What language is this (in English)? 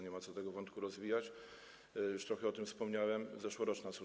Polish